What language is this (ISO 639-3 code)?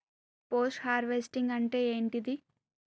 tel